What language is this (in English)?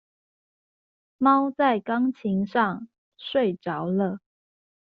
Chinese